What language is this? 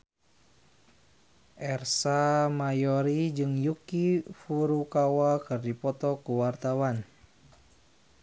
Sundanese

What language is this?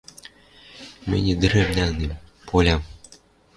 Western Mari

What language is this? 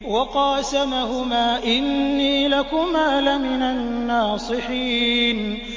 Arabic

